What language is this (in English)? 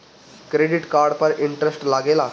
Bhojpuri